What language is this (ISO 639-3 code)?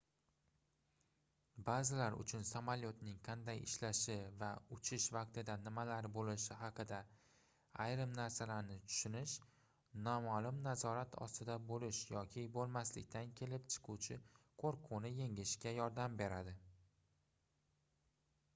uzb